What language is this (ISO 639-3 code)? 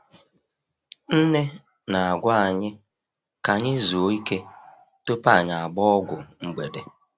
ibo